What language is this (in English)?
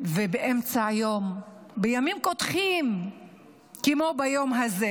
Hebrew